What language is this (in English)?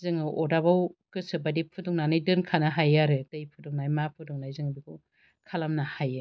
Bodo